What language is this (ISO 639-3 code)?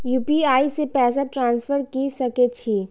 mai